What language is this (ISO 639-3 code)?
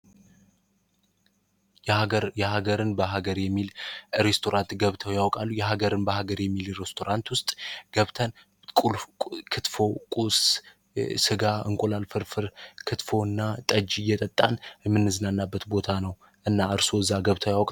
amh